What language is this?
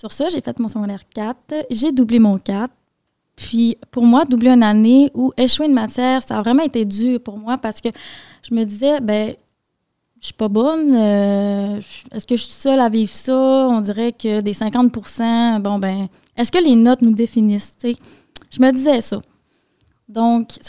French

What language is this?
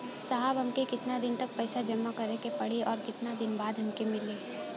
Bhojpuri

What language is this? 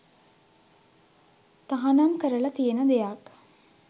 Sinhala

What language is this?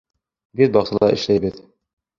Bashkir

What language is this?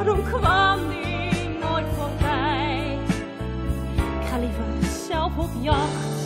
Dutch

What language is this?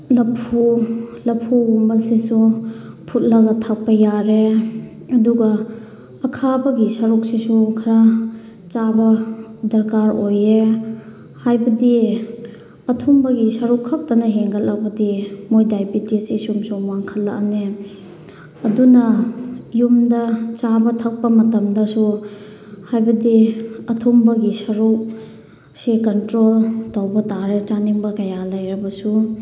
Manipuri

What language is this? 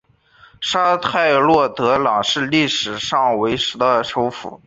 Chinese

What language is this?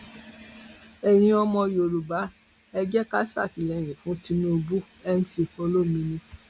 Yoruba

